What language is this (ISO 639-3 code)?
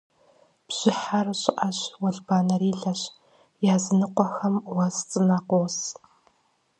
kbd